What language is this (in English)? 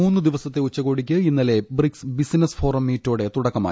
Malayalam